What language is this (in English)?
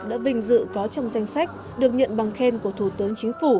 Vietnamese